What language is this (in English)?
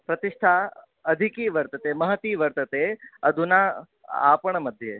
Sanskrit